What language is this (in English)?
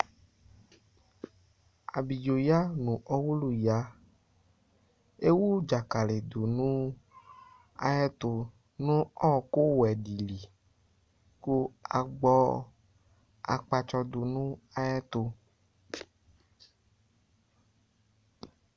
Ikposo